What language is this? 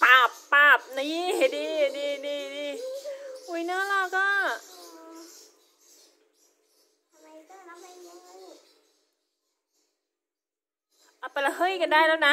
Thai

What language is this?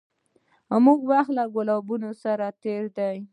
Pashto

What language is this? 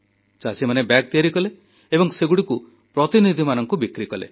Odia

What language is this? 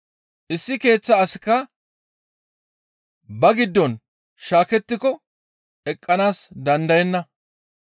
Gamo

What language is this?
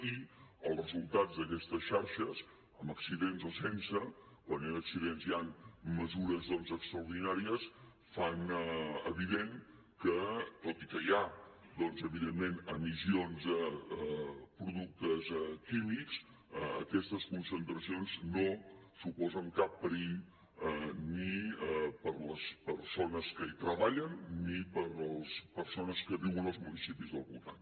Catalan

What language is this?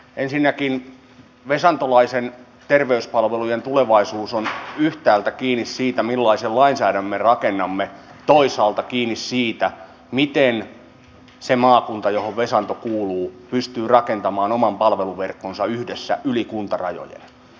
Finnish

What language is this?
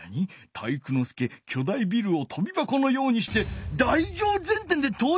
Japanese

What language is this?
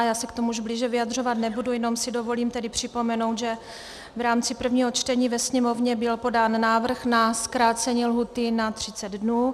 Czech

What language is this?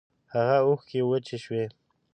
Pashto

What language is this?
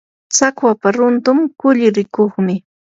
Yanahuanca Pasco Quechua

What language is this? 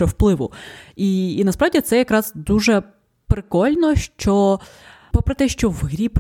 Ukrainian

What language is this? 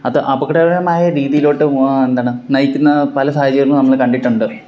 Malayalam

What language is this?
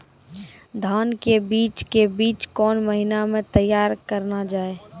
Maithili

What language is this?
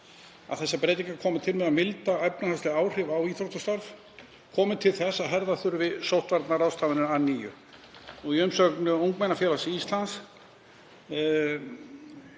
Icelandic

